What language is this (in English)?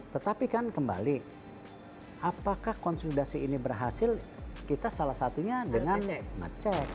Indonesian